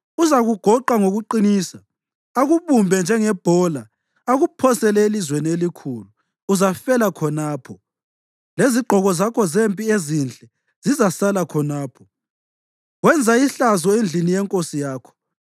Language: North Ndebele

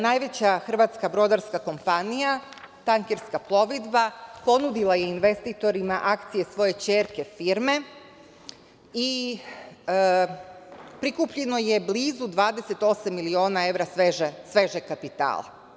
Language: Serbian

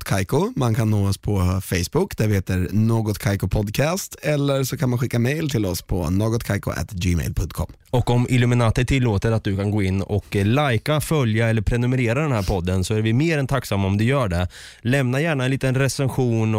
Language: Swedish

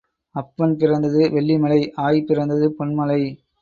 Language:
Tamil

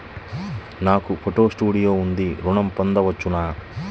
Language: Telugu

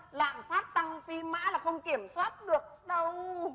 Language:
Vietnamese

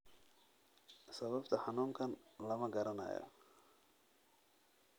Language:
Somali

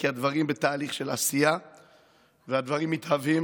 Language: Hebrew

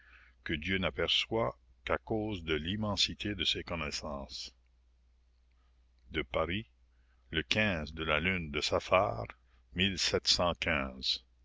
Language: French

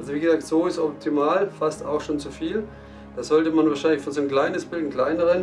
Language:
German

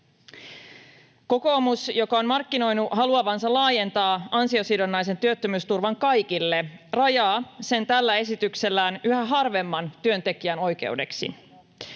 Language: Finnish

